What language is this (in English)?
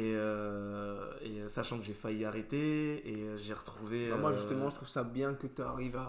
French